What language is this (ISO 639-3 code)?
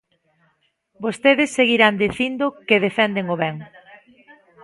glg